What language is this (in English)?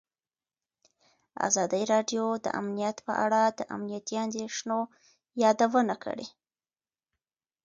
Pashto